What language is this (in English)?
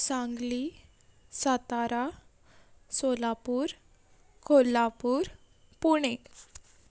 Konkani